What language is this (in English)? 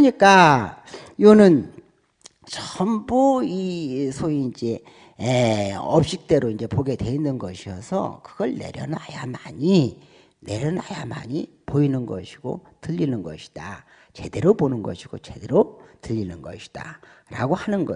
Korean